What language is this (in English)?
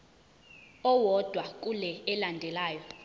Zulu